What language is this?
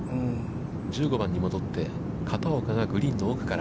Japanese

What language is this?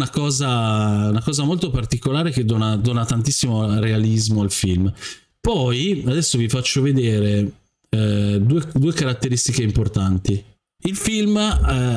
Italian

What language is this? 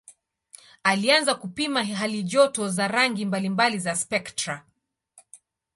Swahili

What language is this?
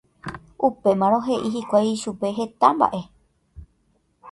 Guarani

